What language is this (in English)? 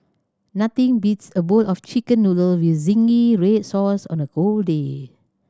English